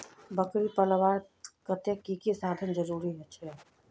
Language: Magahi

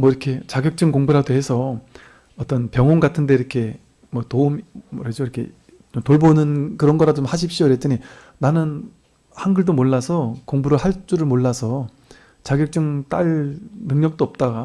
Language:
Korean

